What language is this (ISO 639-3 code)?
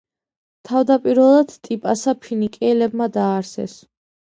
kat